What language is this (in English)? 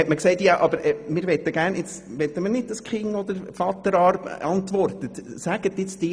Swiss German